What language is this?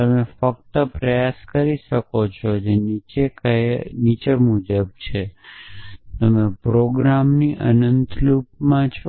Gujarati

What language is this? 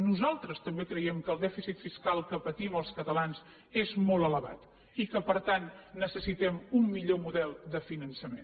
Catalan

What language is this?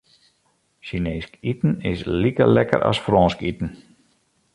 Western Frisian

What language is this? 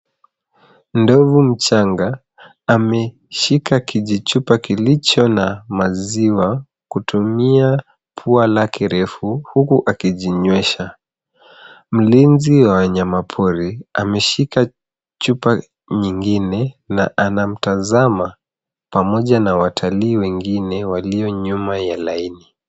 Swahili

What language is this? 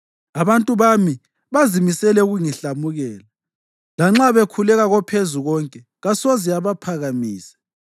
North Ndebele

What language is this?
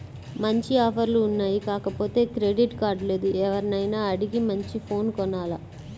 Telugu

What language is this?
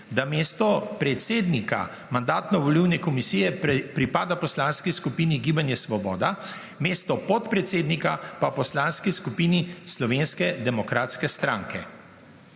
Slovenian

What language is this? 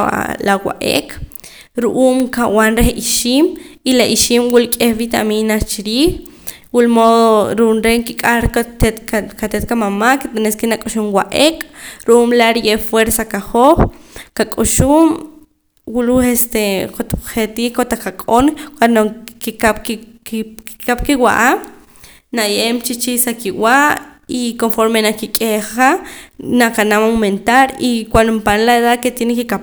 Poqomam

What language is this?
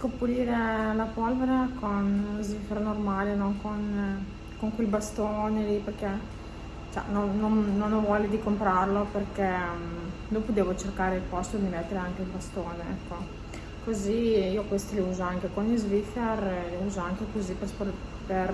Italian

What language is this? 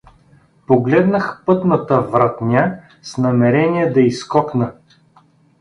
Bulgarian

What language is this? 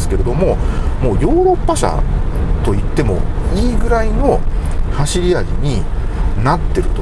Japanese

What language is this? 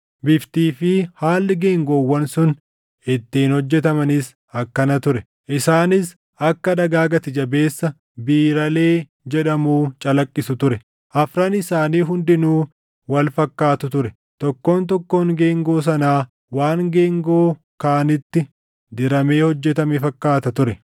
Oromo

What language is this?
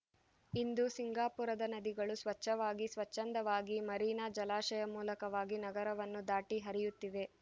Kannada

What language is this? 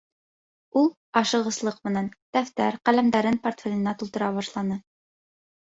Bashkir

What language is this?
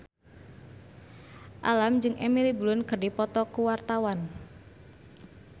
Sundanese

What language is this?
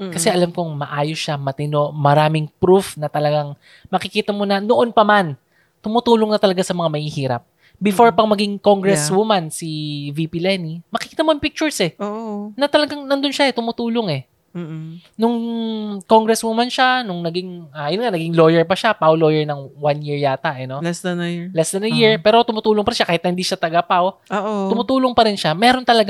Filipino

